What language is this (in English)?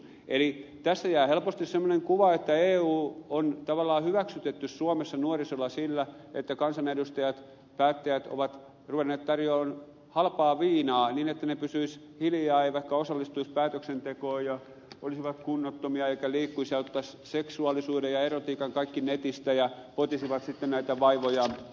Finnish